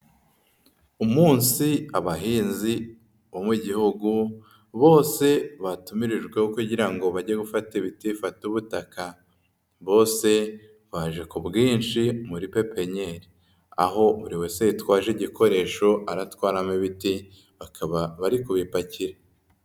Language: Kinyarwanda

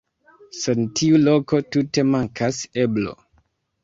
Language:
Esperanto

